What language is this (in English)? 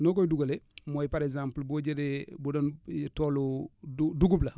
Wolof